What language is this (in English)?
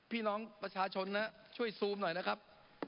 Thai